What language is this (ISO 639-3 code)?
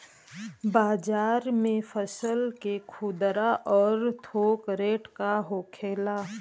bho